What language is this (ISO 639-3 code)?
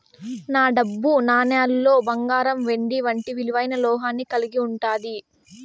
tel